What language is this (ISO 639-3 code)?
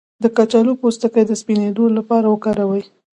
pus